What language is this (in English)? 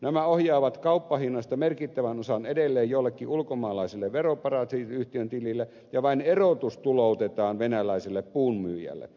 Finnish